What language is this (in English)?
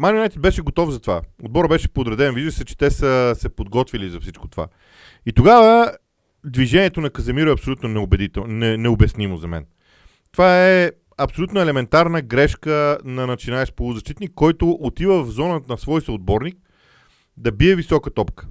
Bulgarian